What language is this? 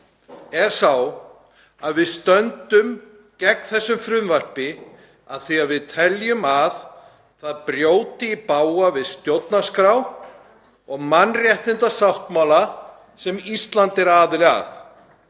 Icelandic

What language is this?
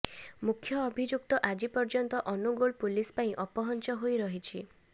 Odia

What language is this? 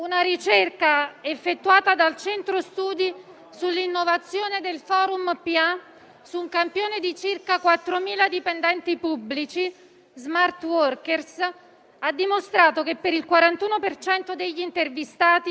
Italian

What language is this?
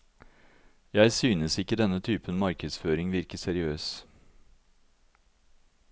Norwegian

